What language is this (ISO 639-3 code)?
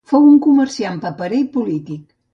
cat